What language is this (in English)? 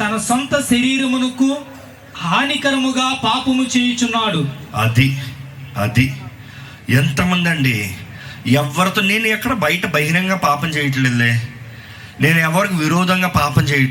Telugu